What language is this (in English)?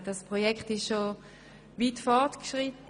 Swiss German